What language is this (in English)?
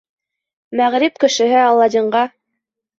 Bashkir